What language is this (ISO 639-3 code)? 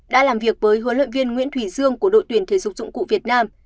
vie